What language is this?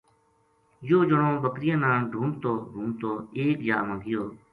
Gujari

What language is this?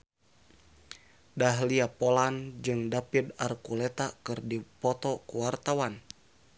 Sundanese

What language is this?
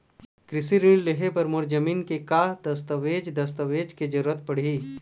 Chhattisgarhi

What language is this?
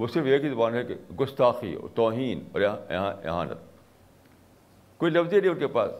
Urdu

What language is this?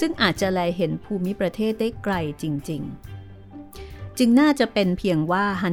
Thai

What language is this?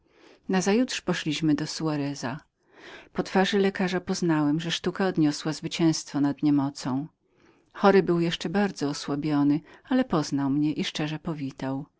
Polish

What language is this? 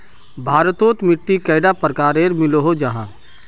Magahi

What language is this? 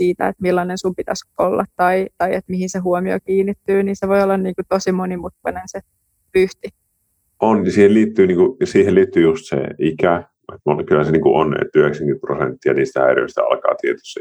Finnish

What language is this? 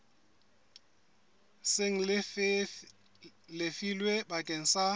Southern Sotho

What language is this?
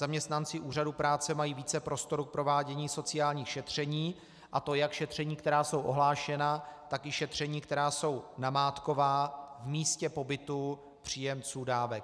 Czech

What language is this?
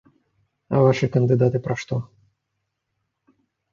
Belarusian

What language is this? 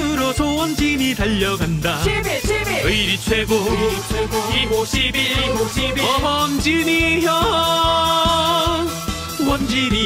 Korean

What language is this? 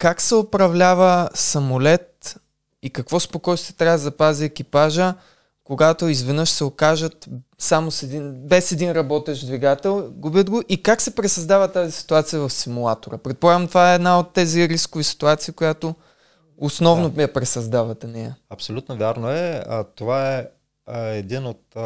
Bulgarian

